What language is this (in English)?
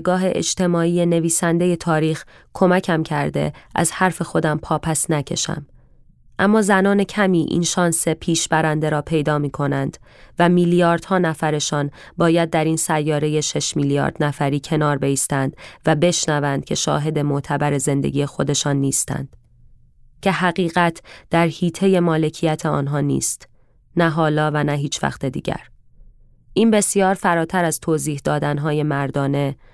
Persian